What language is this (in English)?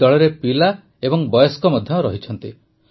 Odia